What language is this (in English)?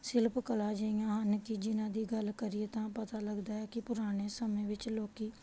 Punjabi